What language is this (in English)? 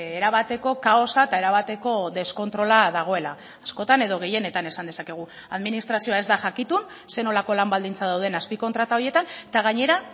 Basque